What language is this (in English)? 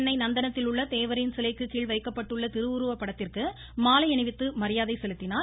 Tamil